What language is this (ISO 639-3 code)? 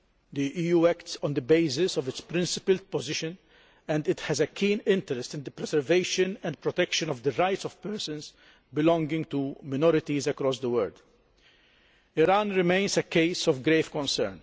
eng